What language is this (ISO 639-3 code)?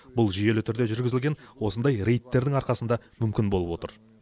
kaz